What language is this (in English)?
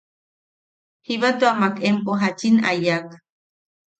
Yaqui